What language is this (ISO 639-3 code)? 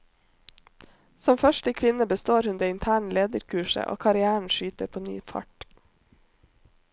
nor